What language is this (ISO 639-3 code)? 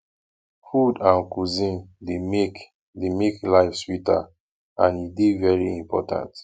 pcm